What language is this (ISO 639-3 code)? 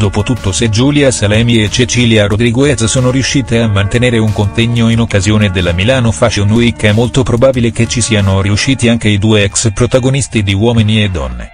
ita